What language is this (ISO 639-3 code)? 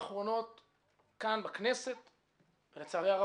heb